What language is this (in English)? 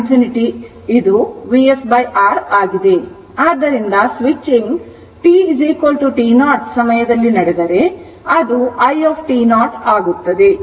Kannada